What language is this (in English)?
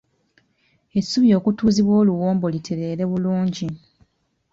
Ganda